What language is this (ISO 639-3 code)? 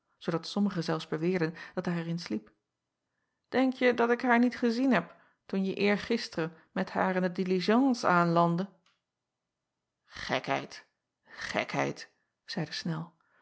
nld